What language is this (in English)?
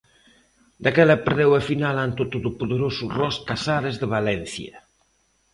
Galician